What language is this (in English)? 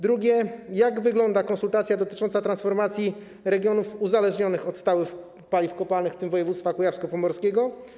Polish